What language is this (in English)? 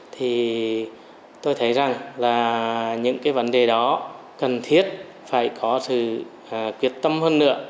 Vietnamese